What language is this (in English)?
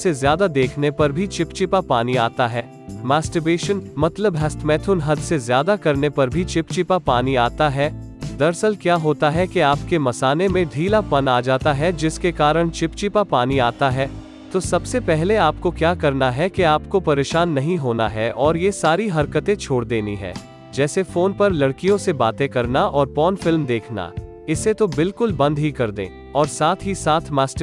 Hindi